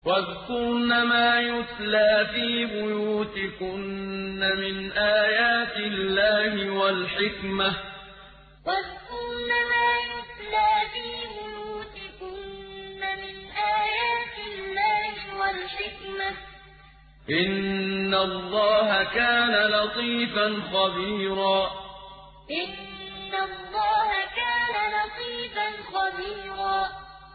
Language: Arabic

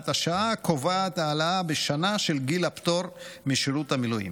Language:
Hebrew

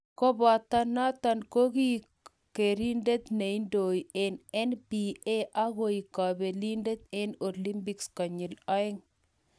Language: Kalenjin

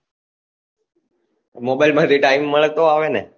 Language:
Gujarati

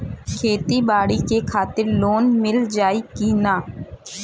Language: Bhojpuri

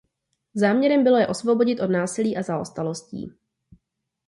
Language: Czech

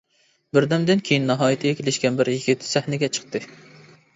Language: Uyghur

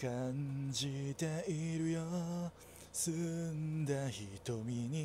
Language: Japanese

